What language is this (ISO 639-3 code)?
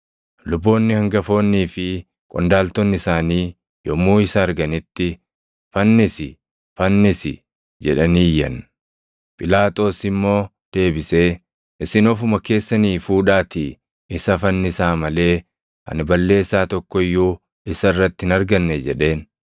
orm